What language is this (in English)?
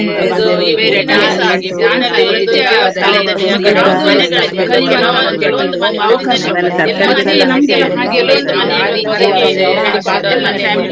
Kannada